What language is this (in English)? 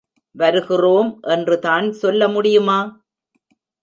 Tamil